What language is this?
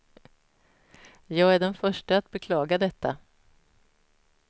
Swedish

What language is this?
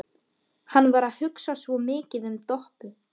Icelandic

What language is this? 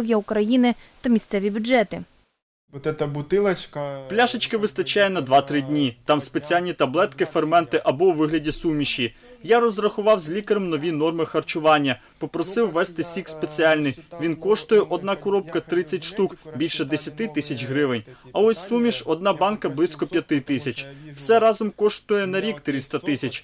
Ukrainian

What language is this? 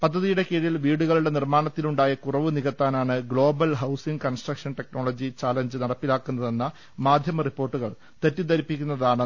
Malayalam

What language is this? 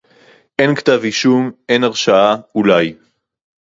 Hebrew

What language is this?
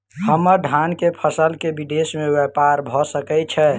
Maithili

